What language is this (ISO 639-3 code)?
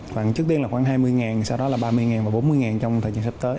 vie